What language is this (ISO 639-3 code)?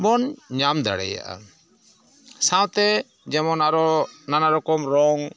sat